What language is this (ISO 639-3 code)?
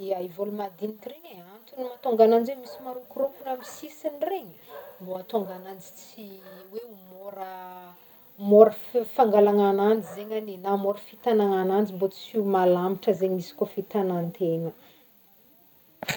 bmm